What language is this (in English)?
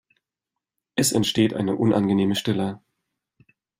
German